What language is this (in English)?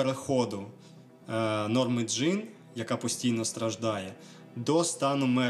Ukrainian